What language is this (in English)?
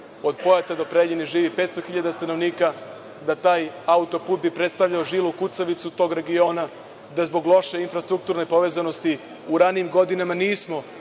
Serbian